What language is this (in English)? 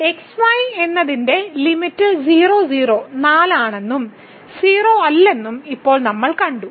Malayalam